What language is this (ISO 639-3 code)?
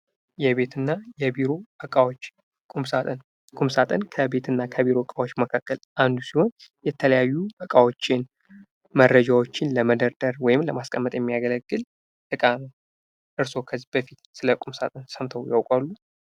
amh